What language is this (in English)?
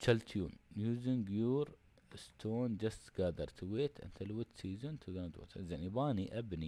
Arabic